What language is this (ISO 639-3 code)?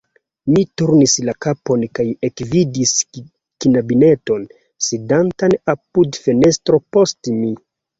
epo